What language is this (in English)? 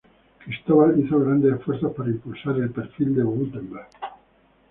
Spanish